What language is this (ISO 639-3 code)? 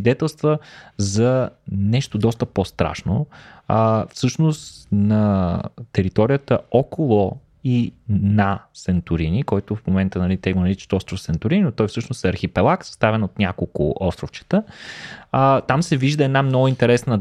bul